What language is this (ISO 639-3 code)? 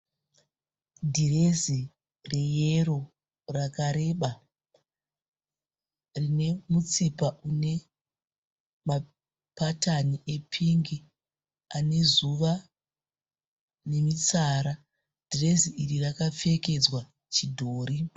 sna